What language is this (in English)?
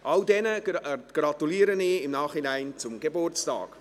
Swiss German